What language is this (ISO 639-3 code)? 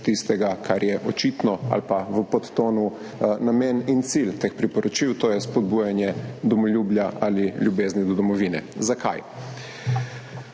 slv